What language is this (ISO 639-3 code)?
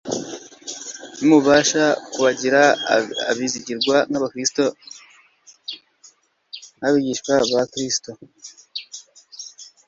kin